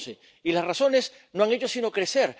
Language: Spanish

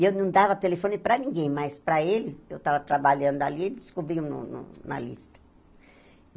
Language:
Portuguese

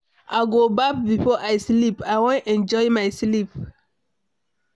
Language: Nigerian Pidgin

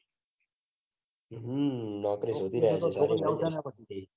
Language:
Gujarati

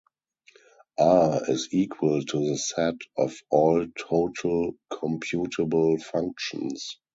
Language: English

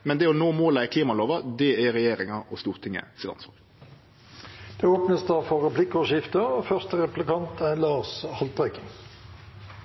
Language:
Norwegian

